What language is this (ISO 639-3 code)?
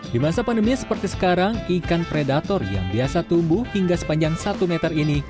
ind